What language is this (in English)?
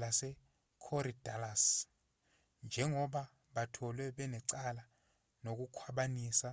Zulu